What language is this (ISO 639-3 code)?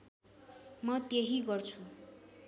nep